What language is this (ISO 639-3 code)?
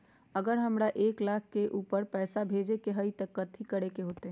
mag